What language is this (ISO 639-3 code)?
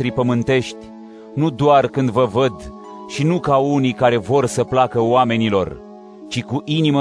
ron